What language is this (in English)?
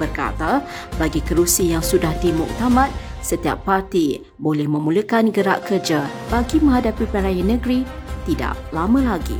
Malay